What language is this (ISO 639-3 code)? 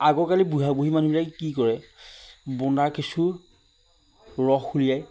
asm